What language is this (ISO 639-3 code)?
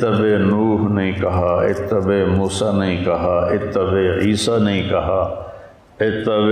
urd